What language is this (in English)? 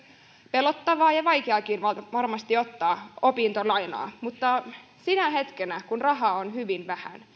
Finnish